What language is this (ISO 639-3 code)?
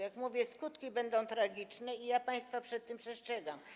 pol